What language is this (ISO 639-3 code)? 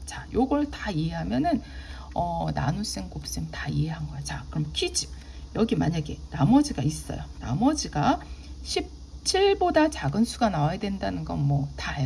kor